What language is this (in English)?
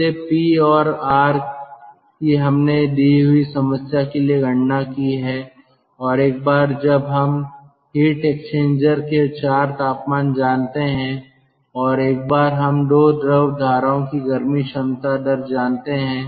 Hindi